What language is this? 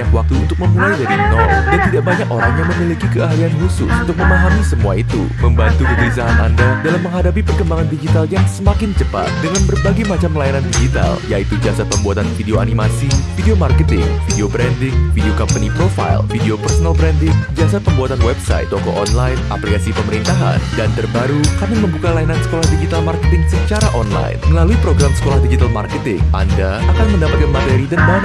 Indonesian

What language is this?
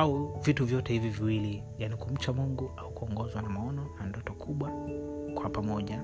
Swahili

